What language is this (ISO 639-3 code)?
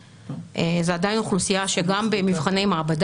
heb